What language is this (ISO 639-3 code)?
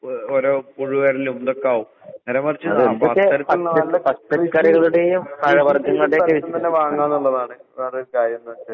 mal